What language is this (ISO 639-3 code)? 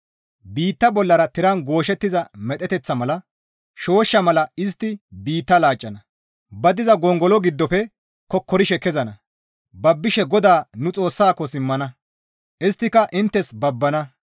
gmv